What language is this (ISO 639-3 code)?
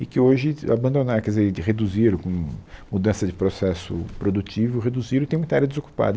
por